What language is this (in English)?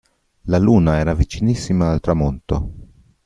Italian